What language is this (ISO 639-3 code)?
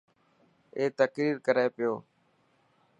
mki